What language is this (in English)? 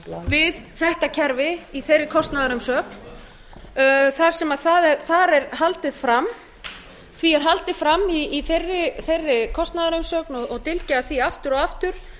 Icelandic